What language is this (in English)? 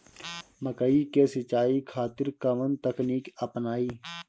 Bhojpuri